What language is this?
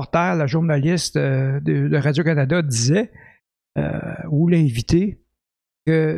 French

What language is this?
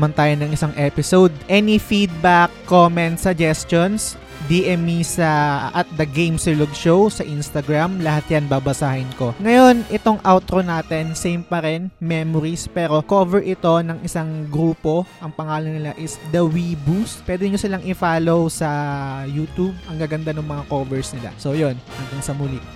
Filipino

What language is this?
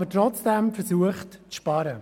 Swiss German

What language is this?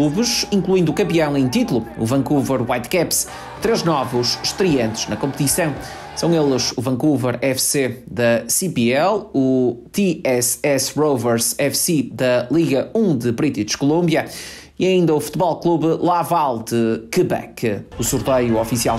Portuguese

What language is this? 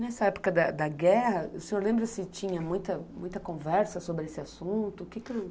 Portuguese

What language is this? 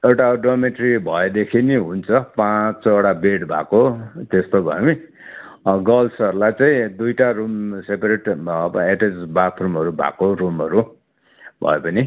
Nepali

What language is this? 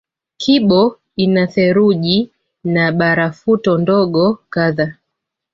Swahili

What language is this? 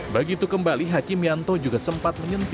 Indonesian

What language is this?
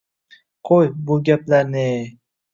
Uzbek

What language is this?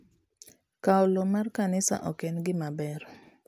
Luo (Kenya and Tanzania)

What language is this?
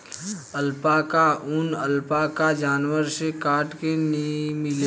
Bhojpuri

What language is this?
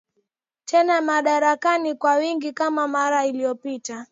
Swahili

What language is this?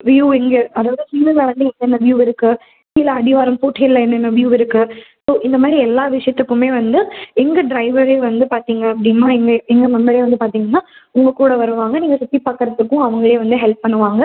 Tamil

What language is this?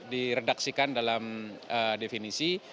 Indonesian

